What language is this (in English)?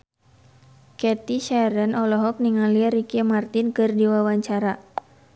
Sundanese